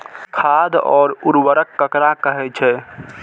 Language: Maithili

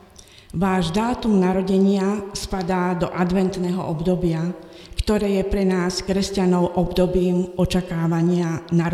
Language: Slovak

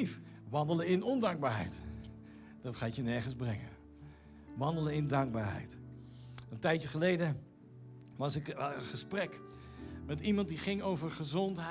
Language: Dutch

